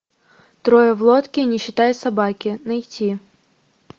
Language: Russian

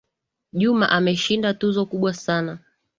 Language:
Swahili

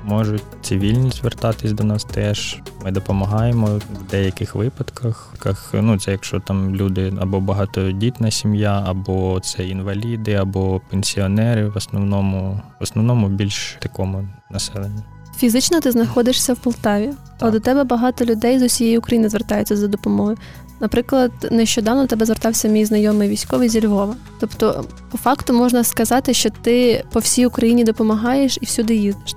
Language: Ukrainian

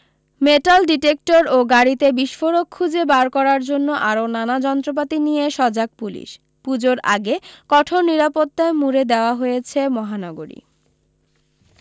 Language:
Bangla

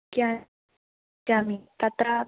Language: Sanskrit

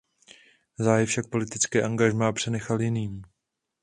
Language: Czech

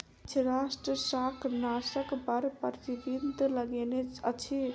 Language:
Maithili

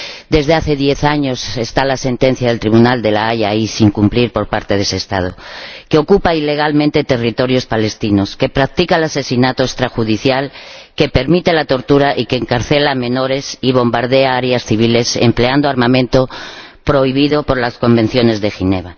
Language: Spanish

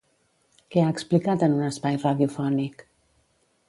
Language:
Catalan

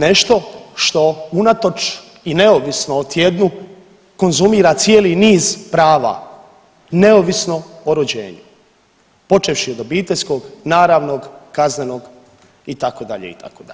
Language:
Croatian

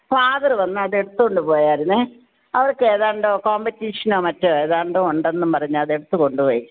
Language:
Malayalam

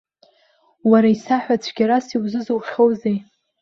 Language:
Abkhazian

